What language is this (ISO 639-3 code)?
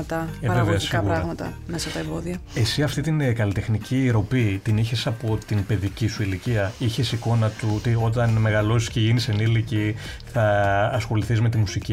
ell